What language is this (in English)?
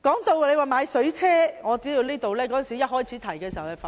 Cantonese